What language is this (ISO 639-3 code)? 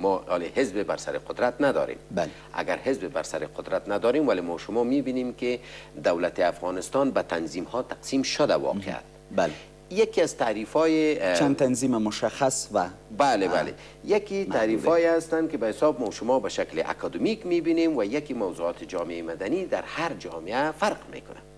fas